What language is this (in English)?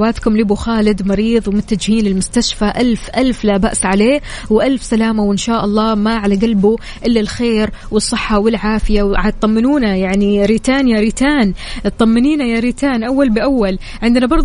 Arabic